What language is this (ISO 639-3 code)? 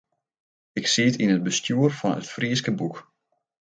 fry